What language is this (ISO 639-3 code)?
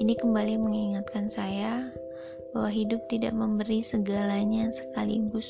ind